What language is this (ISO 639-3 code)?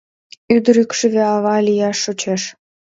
chm